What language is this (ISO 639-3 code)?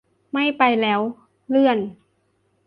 tha